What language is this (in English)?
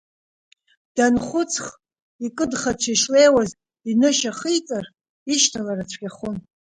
Abkhazian